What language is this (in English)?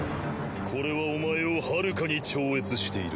Japanese